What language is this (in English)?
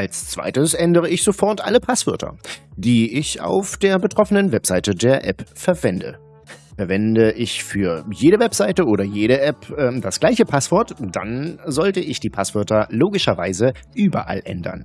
German